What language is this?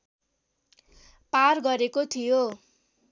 Nepali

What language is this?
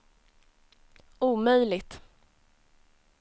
Swedish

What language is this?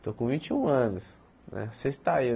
Portuguese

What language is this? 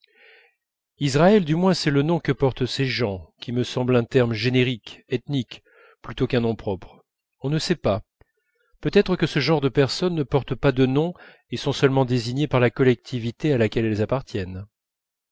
French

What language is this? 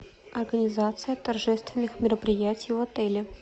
Russian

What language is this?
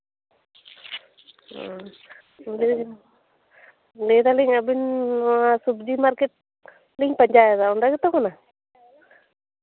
Santali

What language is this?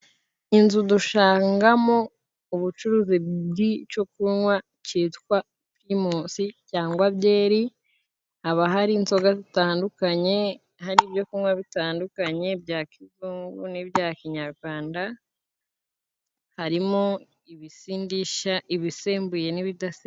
Kinyarwanda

